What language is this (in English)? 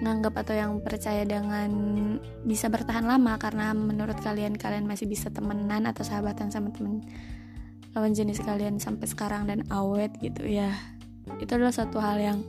Indonesian